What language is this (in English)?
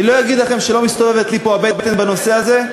Hebrew